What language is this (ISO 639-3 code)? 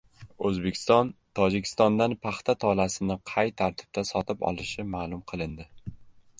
uzb